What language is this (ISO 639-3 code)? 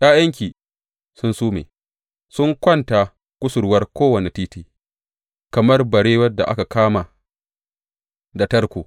hau